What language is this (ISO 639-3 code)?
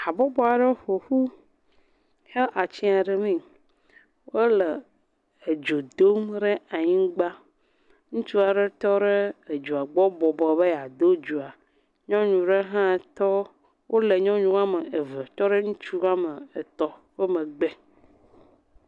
ewe